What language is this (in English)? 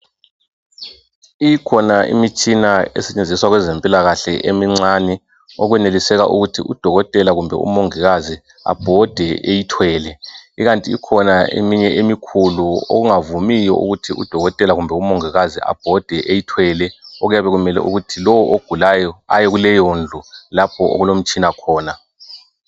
North Ndebele